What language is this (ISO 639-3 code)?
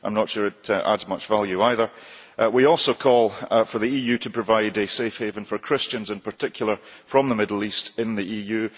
eng